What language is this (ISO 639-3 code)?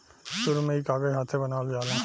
bho